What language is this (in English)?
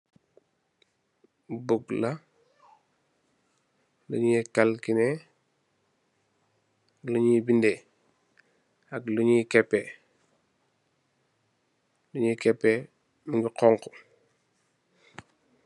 Wolof